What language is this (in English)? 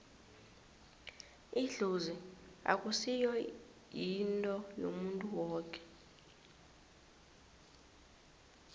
South Ndebele